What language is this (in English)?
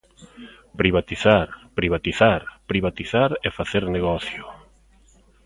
Galician